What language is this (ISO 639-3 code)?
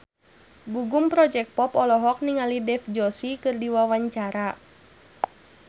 sun